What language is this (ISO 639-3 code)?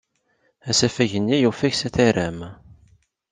kab